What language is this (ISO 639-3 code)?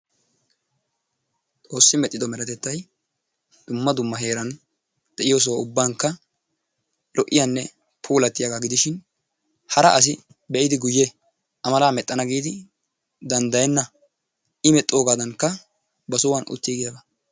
wal